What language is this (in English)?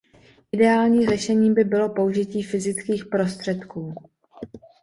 Czech